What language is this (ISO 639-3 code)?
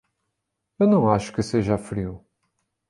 por